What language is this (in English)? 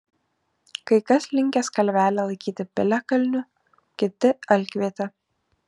Lithuanian